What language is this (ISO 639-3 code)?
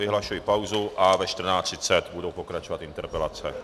ces